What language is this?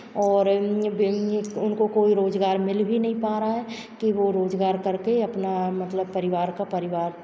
Hindi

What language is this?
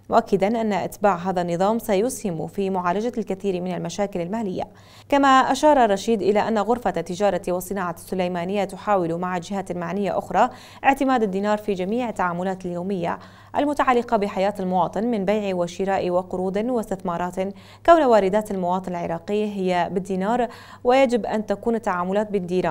Arabic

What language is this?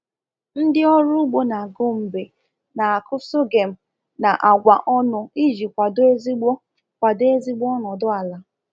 Igbo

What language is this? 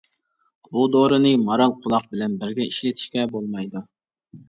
Uyghur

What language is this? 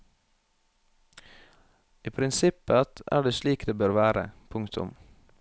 Norwegian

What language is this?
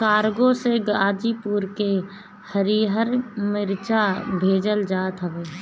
Bhojpuri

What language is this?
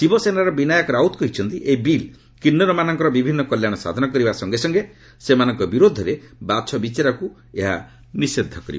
Odia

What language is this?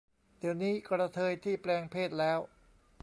Thai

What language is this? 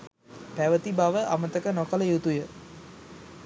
Sinhala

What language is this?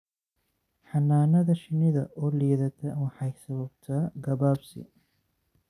Somali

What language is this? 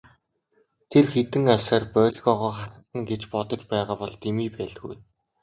Mongolian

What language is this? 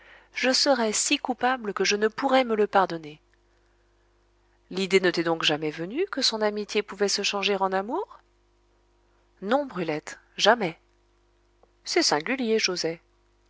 French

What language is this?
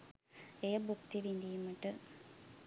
Sinhala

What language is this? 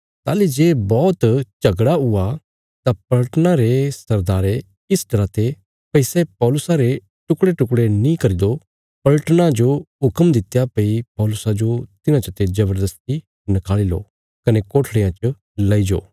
Bilaspuri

